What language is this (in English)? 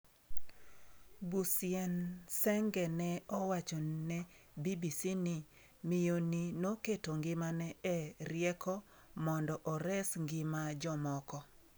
Luo (Kenya and Tanzania)